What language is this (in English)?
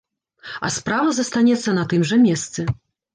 Belarusian